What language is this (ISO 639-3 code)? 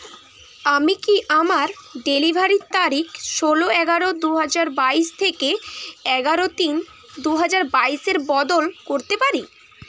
ben